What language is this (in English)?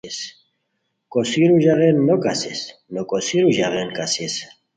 Khowar